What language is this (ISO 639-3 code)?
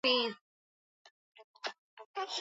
swa